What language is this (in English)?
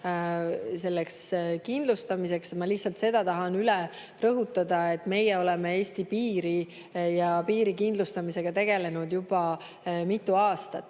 Estonian